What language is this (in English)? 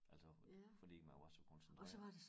Danish